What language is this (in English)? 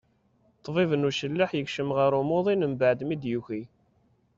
Kabyle